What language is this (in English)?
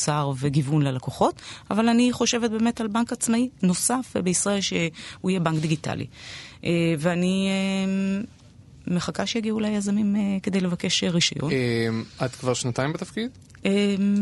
Hebrew